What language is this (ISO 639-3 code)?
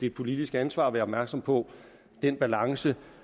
dan